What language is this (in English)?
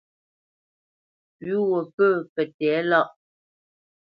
Bamenyam